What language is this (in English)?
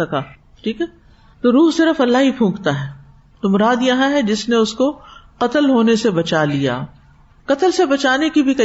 Urdu